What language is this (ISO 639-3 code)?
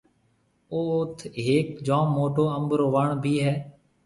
mve